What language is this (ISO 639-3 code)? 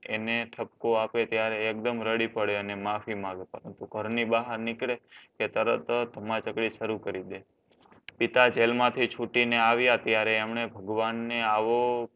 guj